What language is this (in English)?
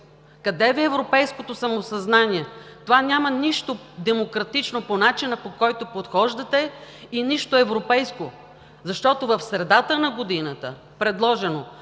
Bulgarian